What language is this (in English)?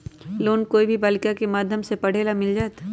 Magahi